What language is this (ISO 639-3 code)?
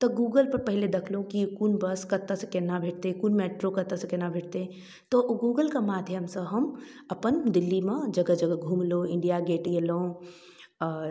mai